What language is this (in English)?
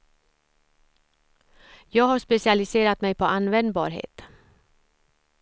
Swedish